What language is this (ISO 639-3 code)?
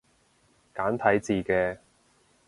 yue